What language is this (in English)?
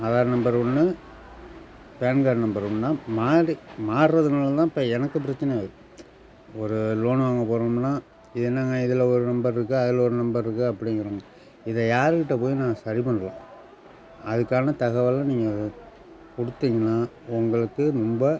Tamil